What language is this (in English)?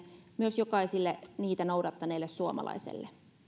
Finnish